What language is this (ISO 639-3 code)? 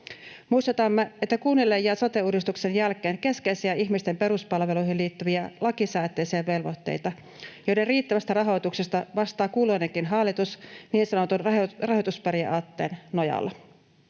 fin